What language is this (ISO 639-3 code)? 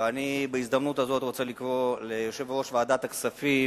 heb